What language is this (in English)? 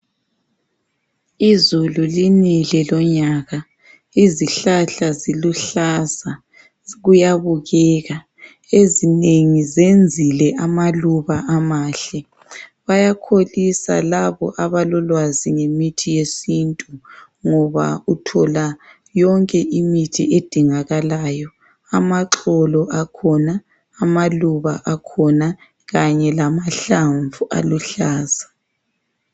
North Ndebele